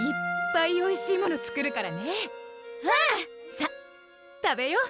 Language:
Japanese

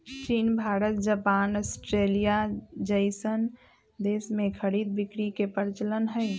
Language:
Magahi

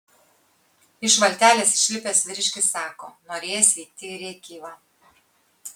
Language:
Lithuanian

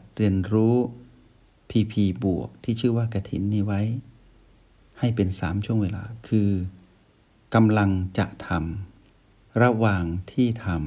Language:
Thai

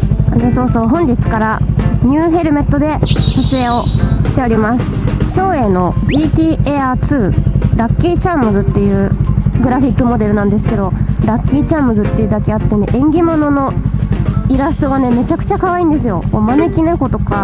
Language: Japanese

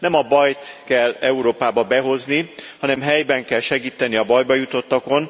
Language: Hungarian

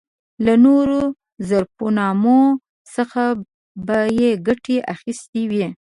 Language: Pashto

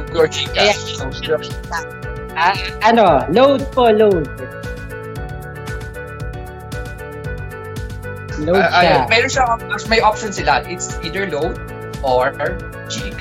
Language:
Filipino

